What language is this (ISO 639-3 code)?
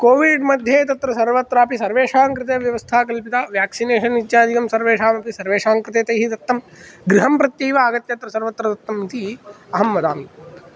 san